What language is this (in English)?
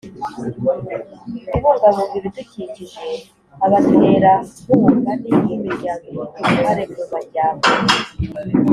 Kinyarwanda